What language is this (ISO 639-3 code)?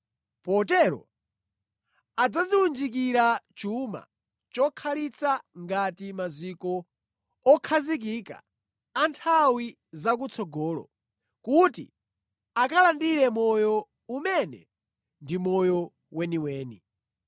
nya